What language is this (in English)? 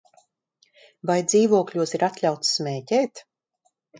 Latvian